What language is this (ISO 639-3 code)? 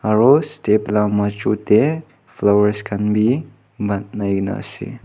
nag